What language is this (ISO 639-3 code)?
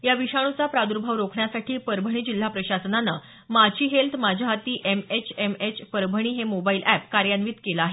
mar